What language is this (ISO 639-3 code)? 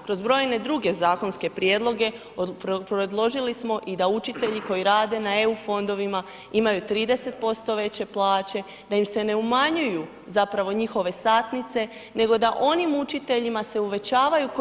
hrv